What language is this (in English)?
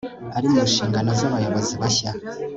Kinyarwanda